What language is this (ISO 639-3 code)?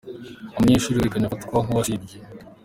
kin